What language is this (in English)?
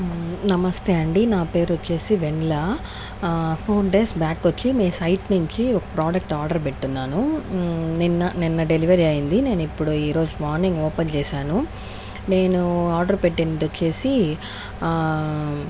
Telugu